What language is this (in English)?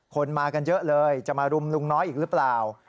Thai